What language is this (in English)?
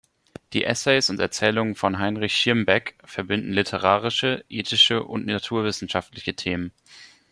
German